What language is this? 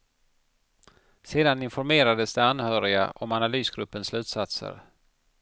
Swedish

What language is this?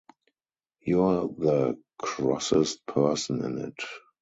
English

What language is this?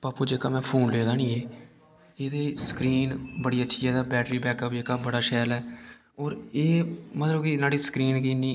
Dogri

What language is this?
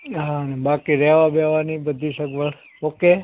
Gujarati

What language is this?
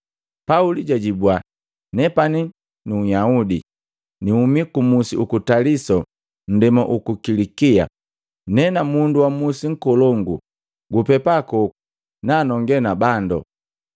Matengo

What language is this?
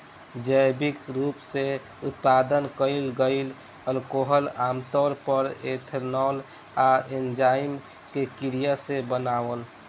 Bhojpuri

